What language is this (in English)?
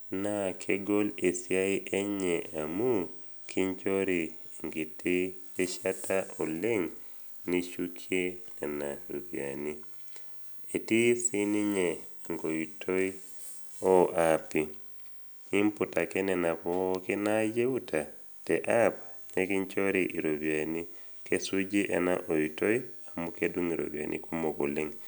Masai